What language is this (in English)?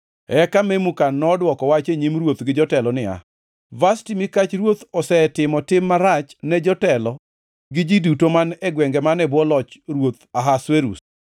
Luo (Kenya and Tanzania)